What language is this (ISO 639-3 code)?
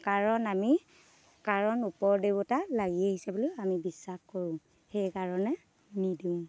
asm